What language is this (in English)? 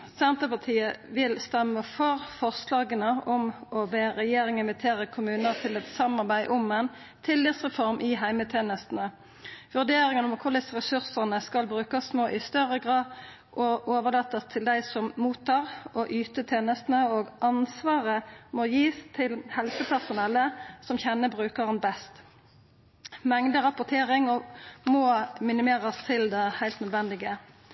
Norwegian Nynorsk